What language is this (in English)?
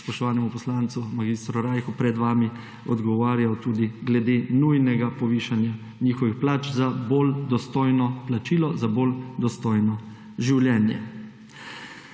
Slovenian